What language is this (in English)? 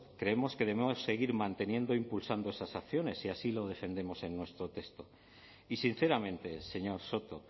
Spanish